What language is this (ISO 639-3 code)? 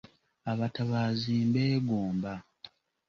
lug